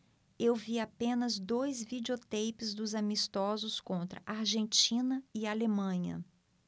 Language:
Portuguese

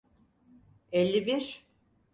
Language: Turkish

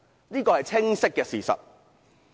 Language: Cantonese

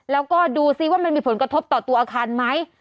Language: Thai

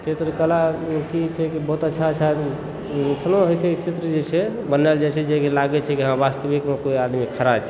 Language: Maithili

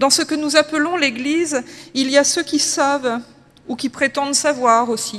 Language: French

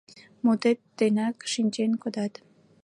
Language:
Mari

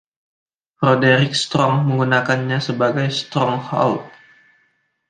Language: Indonesian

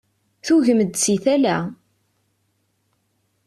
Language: Kabyle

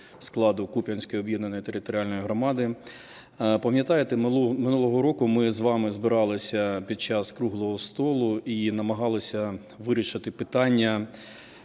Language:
Ukrainian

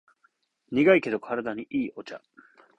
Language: Japanese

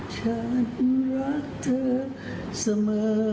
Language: Thai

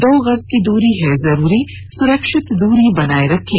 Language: Hindi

